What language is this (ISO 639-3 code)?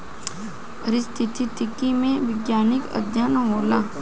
bho